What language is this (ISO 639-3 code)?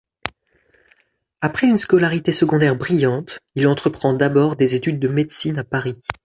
fra